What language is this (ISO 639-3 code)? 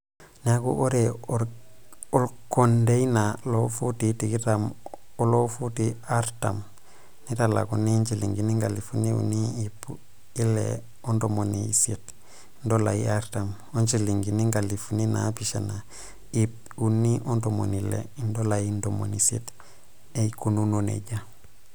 mas